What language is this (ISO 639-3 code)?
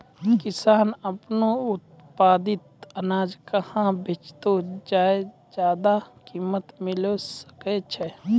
mai